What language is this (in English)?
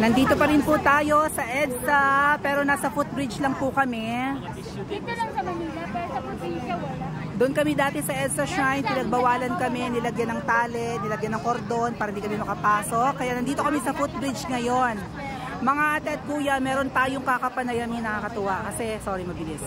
Filipino